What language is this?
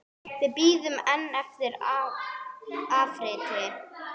Icelandic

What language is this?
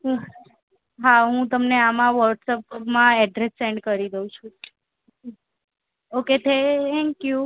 Gujarati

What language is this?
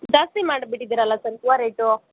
Kannada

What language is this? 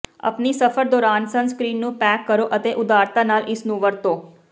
Punjabi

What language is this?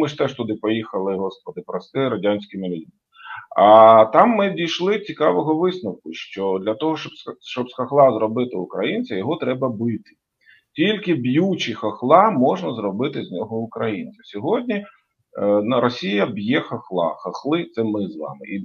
Ukrainian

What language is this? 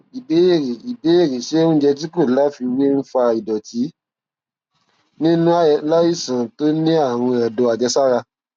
Yoruba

